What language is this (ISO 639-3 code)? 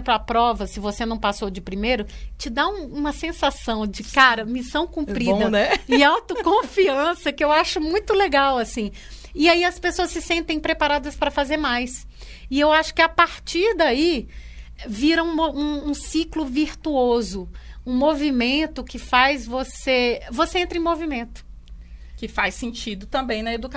por